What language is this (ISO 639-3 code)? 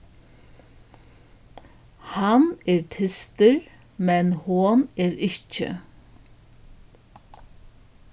fao